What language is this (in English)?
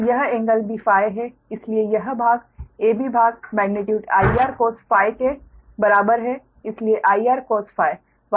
Hindi